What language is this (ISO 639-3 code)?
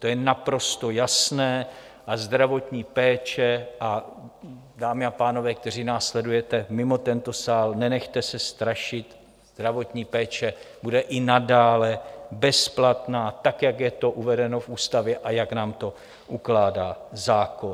ces